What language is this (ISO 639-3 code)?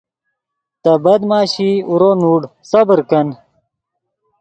ydg